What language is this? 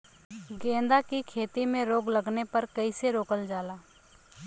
Bhojpuri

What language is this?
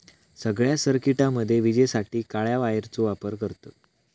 Marathi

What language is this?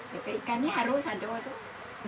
Indonesian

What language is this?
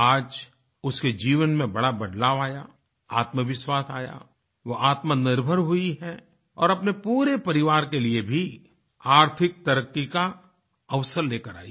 Hindi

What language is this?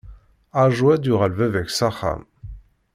Kabyle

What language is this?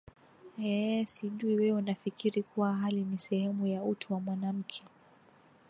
Swahili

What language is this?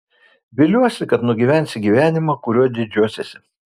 Lithuanian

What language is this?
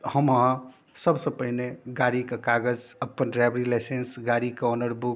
Maithili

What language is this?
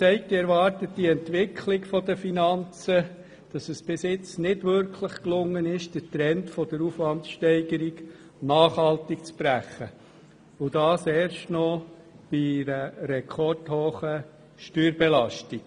Swiss German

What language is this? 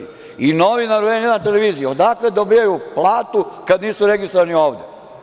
Serbian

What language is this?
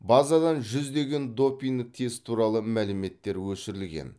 Kazakh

